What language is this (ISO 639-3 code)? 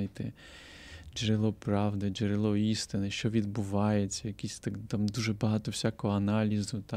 ukr